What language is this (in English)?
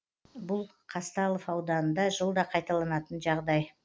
Kazakh